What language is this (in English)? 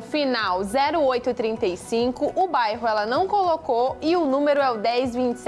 Portuguese